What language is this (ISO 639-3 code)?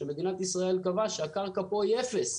heb